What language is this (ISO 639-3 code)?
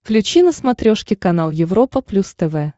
rus